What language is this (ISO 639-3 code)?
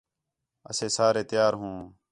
xhe